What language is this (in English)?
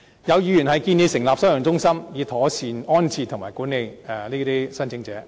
Cantonese